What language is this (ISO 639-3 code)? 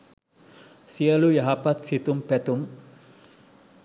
sin